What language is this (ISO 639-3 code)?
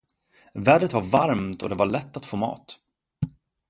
swe